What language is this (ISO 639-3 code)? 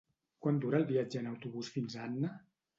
cat